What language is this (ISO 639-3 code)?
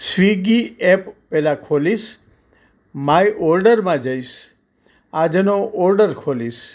guj